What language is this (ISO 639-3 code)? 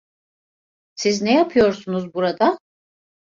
tur